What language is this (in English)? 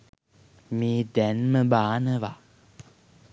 Sinhala